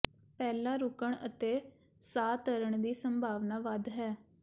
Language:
Punjabi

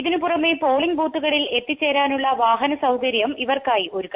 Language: Malayalam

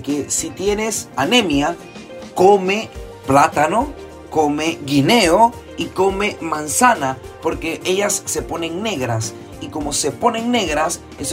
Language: Spanish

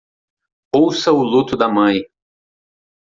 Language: Portuguese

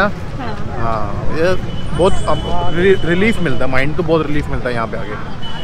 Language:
Hindi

